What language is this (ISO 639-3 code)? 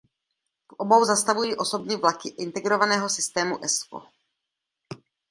ces